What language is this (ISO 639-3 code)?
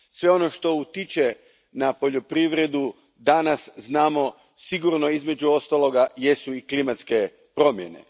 hrv